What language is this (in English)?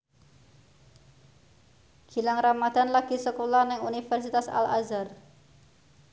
Javanese